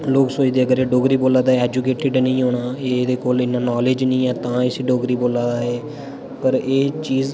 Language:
Dogri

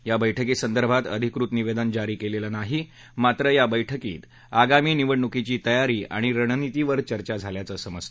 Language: Marathi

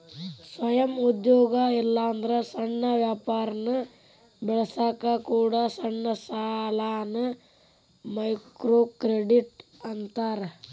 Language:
Kannada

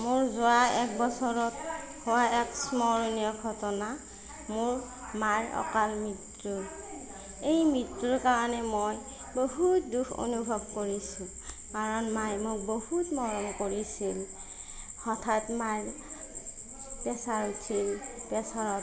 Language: Assamese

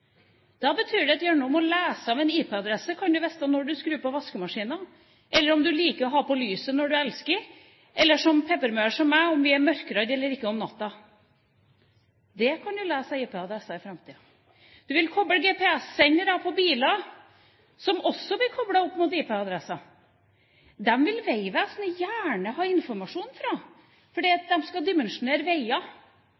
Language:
Norwegian Bokmål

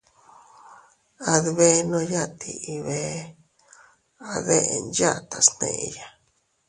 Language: Teutila Cuicatec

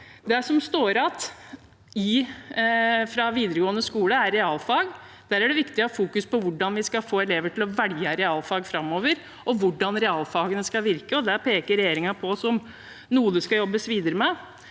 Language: Norwegian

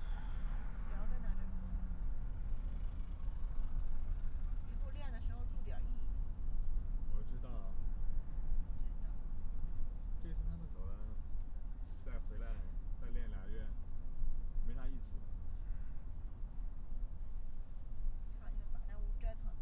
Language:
Chinese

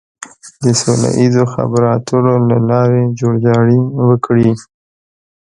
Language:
Pashto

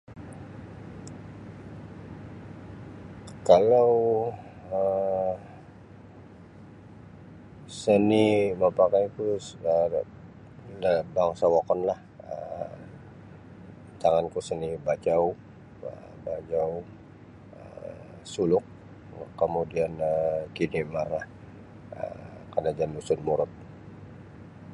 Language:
Sabah Bisaya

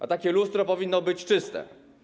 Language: Polish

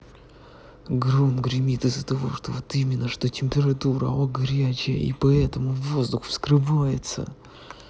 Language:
Russian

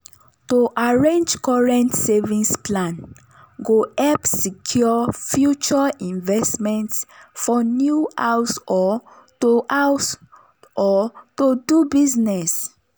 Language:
Nigerian Pidgin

